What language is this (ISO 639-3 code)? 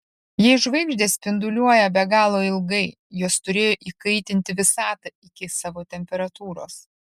lit